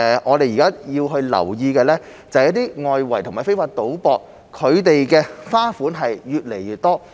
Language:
Cantonese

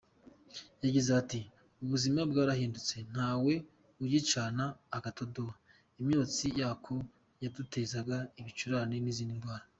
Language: Kinyarwanda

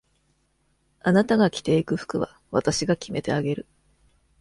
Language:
Japanese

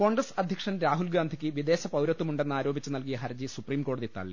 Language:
Malayalam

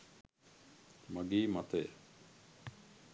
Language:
Sinhala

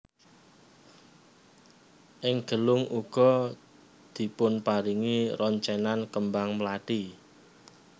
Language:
Javanese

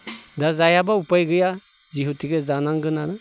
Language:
Bodo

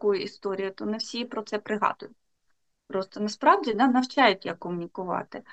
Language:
Ukrainian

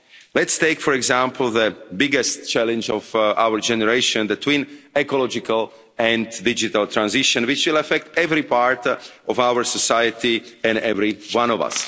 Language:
English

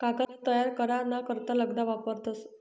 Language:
Marathi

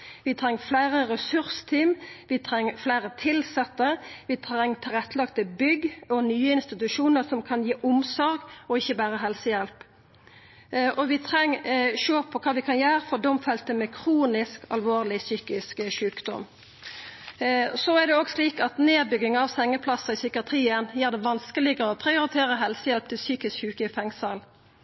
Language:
Norwegian Nynorsk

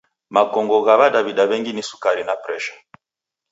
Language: Taita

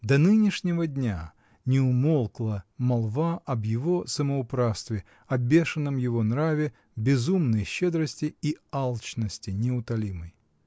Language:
Russian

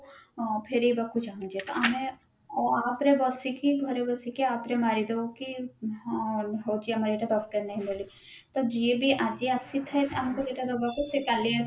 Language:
Odia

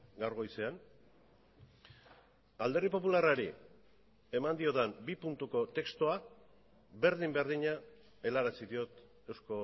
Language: Basque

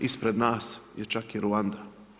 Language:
Croatian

